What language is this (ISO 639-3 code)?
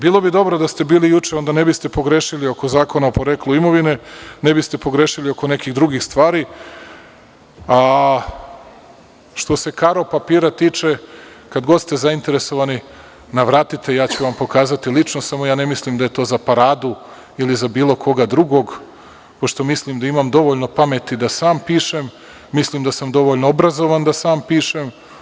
srp